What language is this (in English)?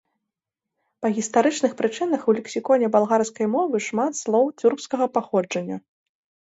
Belarusian